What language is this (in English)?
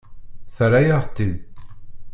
Kabyle